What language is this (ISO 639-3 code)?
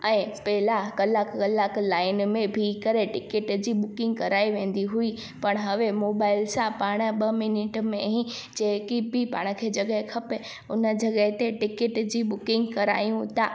snd